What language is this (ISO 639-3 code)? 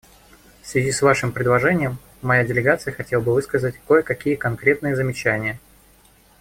rus